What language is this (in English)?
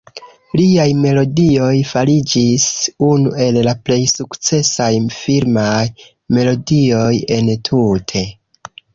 Esperanto